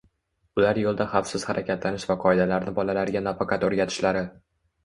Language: Uzbek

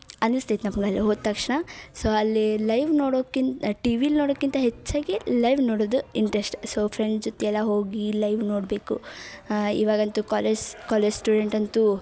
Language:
Kannada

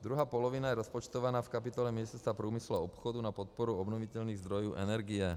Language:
Czech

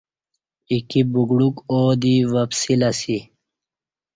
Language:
Kati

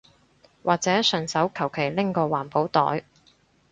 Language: Cantonese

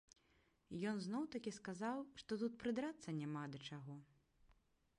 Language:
Belarusian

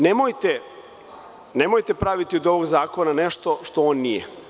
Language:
Serbian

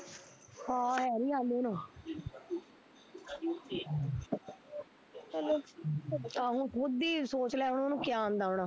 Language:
Punjabi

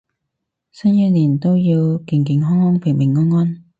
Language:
Cantonese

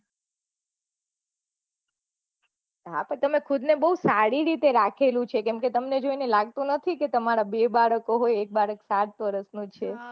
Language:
Gujarati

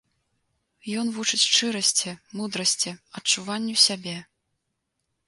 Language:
Belarusian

